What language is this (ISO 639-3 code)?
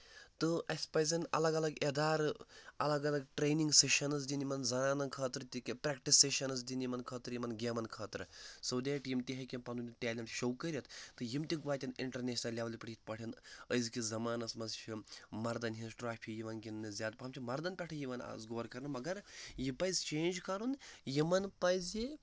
kas